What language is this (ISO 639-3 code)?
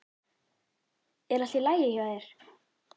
isl